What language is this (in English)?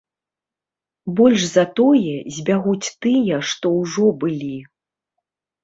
Belarusian